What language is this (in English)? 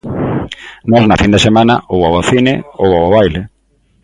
Galician